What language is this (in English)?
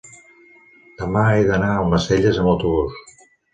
Catalan